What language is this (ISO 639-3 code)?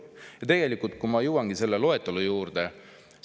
est